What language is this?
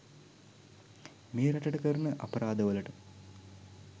Sinhala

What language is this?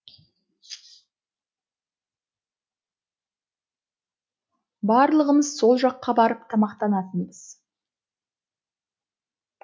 Kazakh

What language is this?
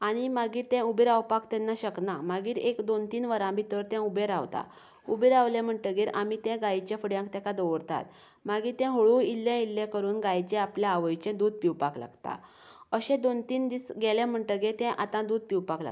Konkani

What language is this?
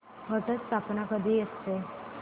Marathi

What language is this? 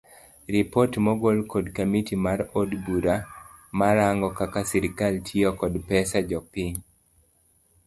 Luo (Kenya and Tanzania)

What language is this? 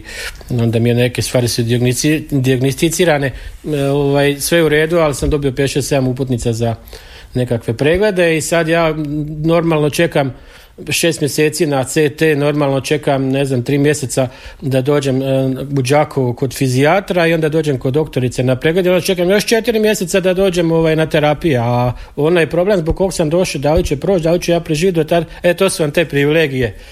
Croatian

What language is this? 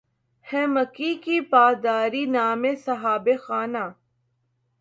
Urdu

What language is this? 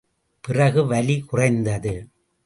Tamil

